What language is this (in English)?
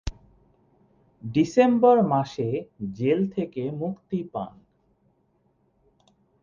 Bangla